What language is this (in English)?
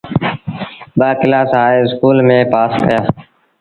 Sindhi Bhil